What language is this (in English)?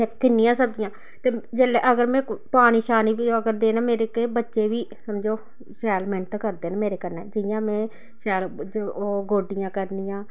Dogri